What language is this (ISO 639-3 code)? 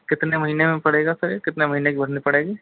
hin